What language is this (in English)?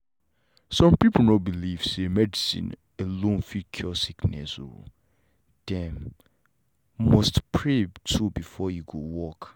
Nigerian Pidgin